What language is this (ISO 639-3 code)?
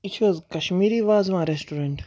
kas